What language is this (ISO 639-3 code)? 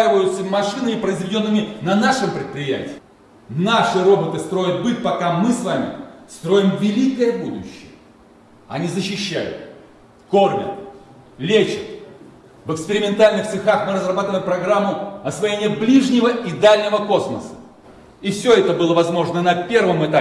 rus